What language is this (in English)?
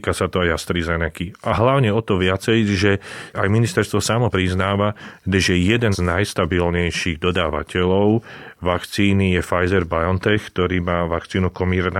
Slovak